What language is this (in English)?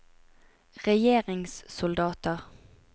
Norwegian